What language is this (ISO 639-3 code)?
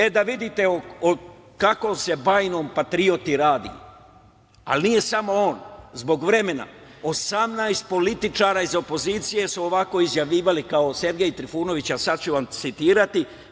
srp